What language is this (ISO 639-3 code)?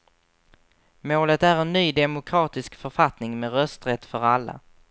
swe